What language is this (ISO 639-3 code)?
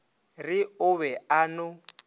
nso